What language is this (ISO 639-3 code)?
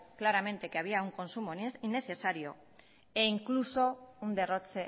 spa